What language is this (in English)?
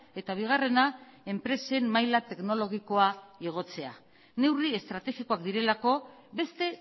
Basque